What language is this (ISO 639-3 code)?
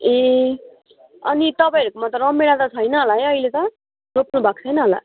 nep